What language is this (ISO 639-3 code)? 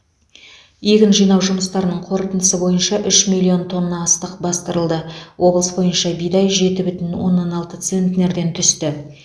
kaz